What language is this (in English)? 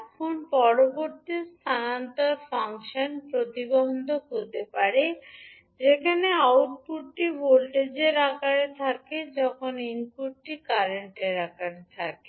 Bangla